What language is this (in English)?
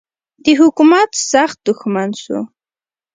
Pashto